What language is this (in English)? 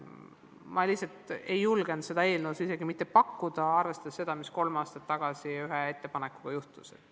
Estonian